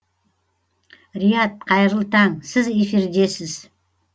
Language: Kazakh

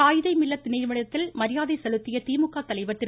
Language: Tamil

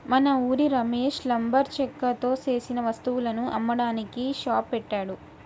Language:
Telugu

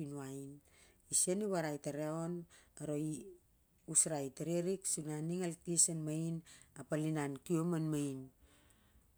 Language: Siar-Lak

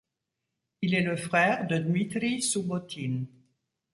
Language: French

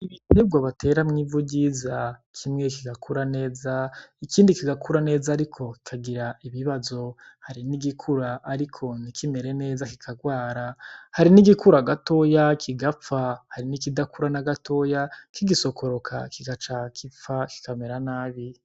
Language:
Rundi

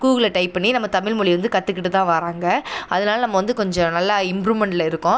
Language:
Tamil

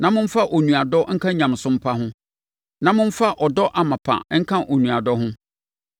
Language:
Akan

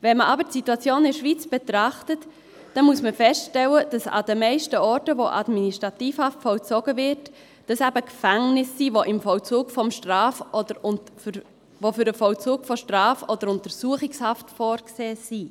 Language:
Swiss German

